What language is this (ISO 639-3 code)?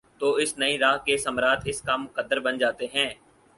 urd